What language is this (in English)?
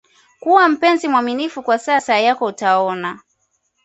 Swahili